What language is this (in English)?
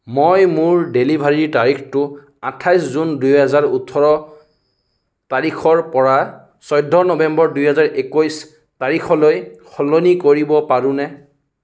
Assamese